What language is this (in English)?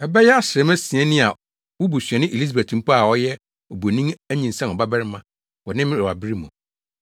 Akan